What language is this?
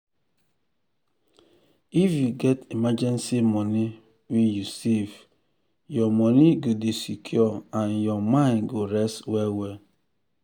Nigerian Pidgin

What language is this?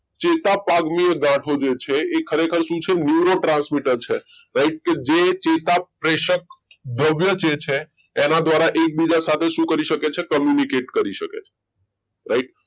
Gujarati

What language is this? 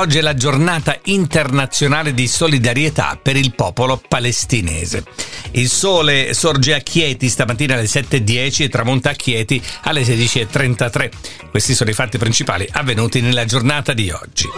Italian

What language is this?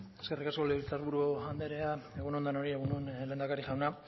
Basque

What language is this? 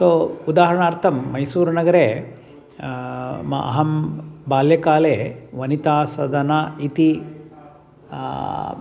Sanskrit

